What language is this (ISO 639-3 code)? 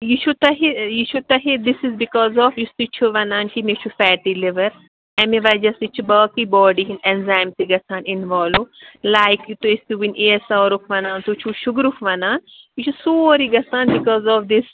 kas